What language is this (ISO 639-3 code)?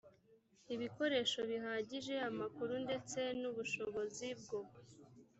kin